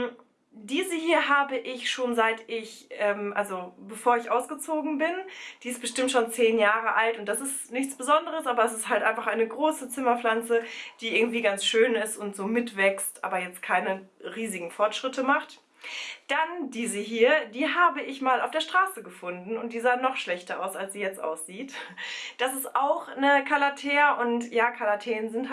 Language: German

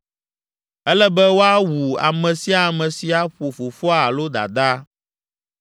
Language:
Ewe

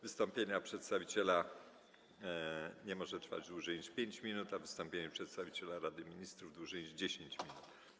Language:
Polish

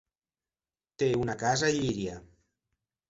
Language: Catalan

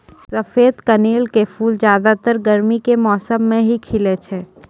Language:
Maithili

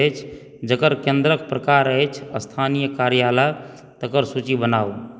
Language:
Maithili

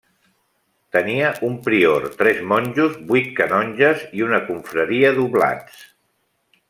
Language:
Catalan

